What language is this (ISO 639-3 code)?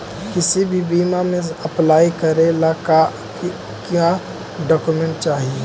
mag